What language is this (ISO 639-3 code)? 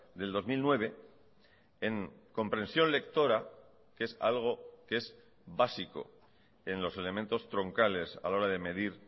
spa